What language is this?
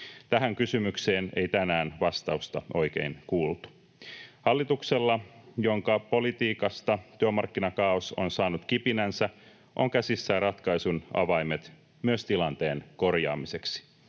Finnish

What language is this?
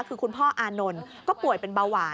Thai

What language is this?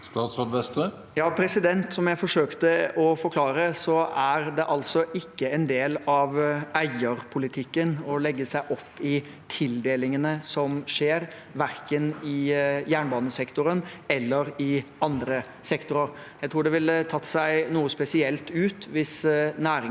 Norwegian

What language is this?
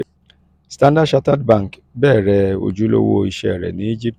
Yoruba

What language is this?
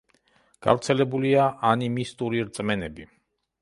Georgian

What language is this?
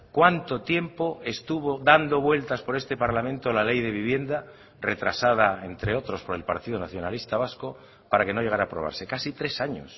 Spanish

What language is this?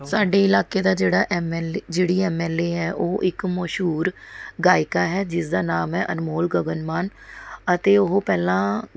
Punjabi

